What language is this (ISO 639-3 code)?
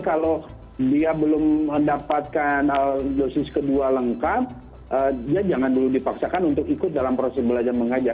ind